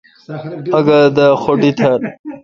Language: Kalkoti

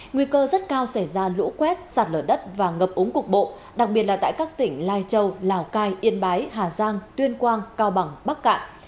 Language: Vietnamese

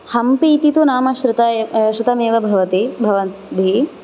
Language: Sanskrit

